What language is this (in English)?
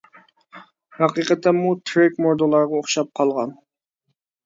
Uyghur